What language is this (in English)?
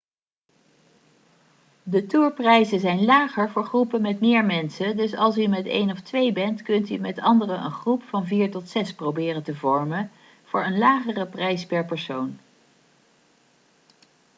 Dutch